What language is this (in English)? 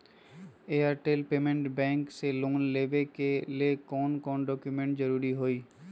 Magahi